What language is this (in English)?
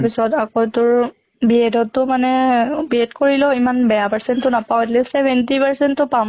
Assamese